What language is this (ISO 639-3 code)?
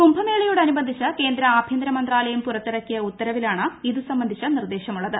mal